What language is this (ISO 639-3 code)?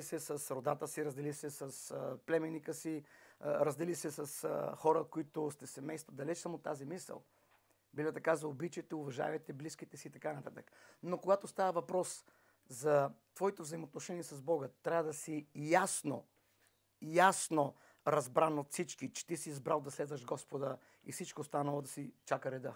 bul